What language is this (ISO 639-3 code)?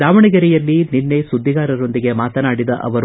kan